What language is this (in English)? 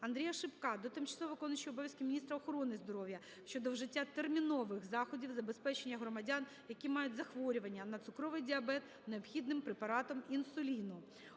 Ukrainian